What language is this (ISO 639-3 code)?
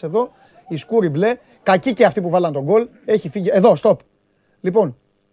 ell